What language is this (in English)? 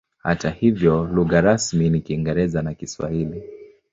Swahili